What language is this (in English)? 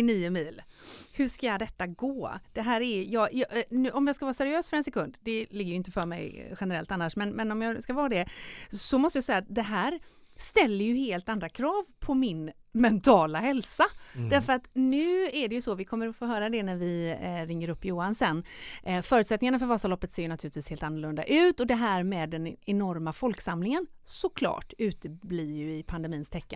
Swedish